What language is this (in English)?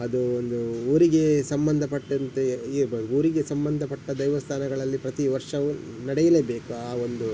Kannada